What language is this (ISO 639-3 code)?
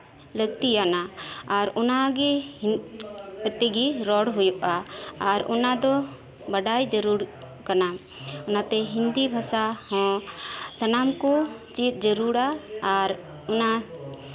sat